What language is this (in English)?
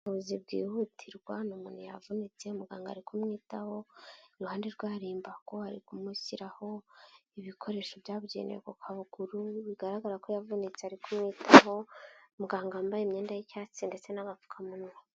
Kinyarwanda